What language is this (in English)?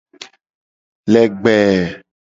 Gen